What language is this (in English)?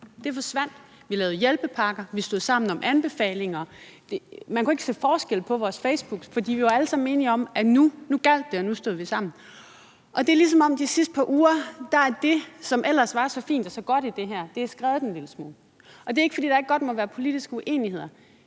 Danish